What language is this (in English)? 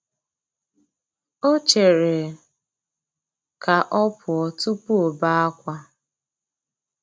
Igbo